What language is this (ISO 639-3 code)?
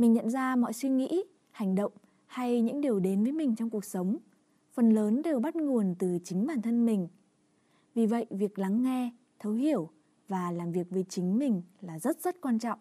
vie